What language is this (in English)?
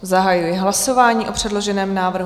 Czech